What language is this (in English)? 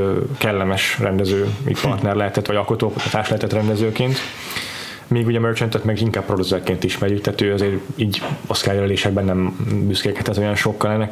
Hungarian